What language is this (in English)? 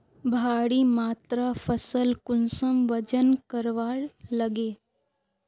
Magahi